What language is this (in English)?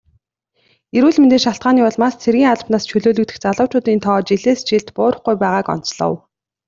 Mongolian